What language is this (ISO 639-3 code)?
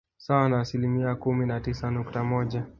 swa